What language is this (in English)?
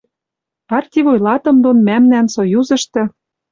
Western Mari